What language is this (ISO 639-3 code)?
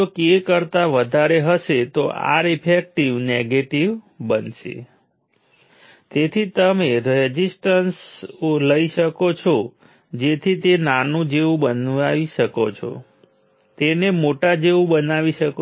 guj